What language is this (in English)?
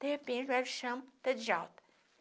Portuguese